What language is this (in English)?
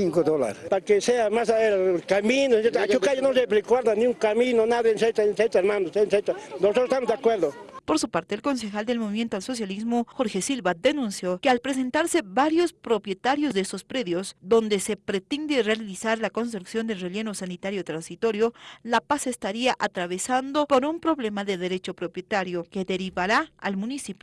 Spanish